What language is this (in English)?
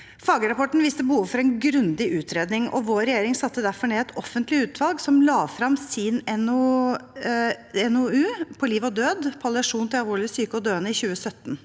Norwegian